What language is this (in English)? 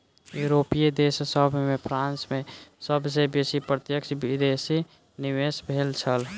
Maithili